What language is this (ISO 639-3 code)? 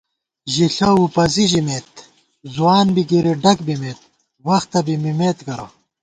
gwt